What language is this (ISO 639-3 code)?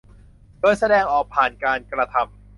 tha